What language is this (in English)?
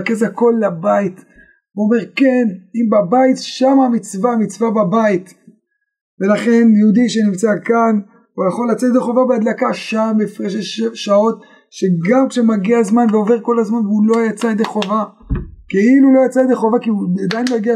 Hebrew